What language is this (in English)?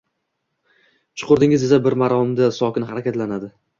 Uzbek